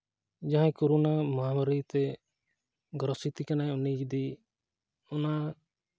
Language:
Santali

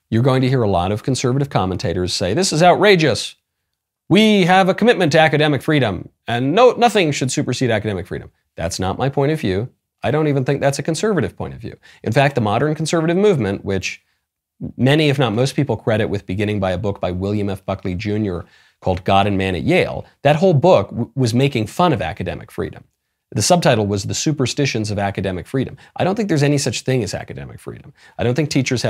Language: English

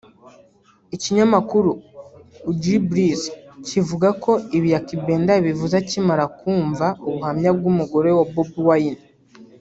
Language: Kinyarwanda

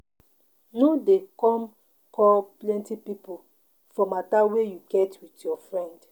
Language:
Nigerian Pidgin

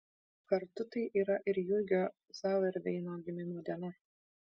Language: Lithuanian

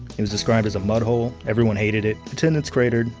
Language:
English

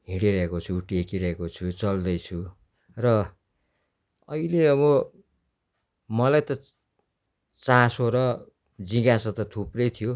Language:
Nepali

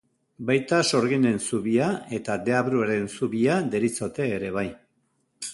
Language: Basque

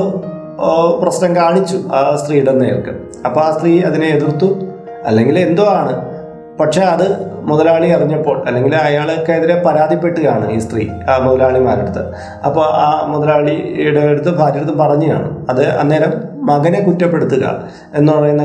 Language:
Malayalam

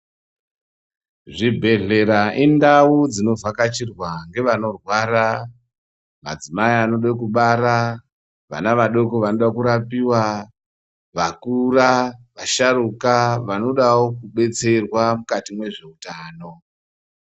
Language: Ndau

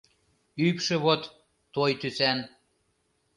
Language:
Mari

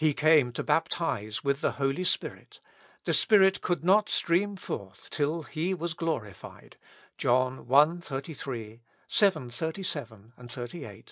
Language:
English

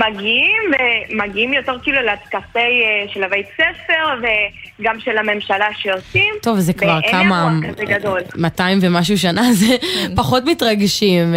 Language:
Hebrew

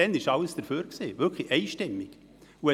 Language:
Swiss German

